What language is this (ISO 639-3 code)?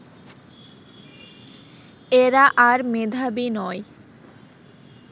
ben